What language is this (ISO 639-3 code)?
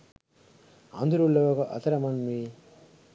sin